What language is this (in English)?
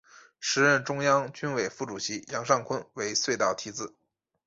Chinese